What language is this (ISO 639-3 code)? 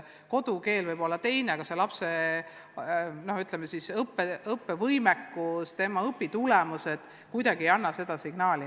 est